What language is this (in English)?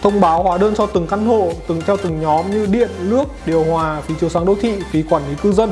Vietnamese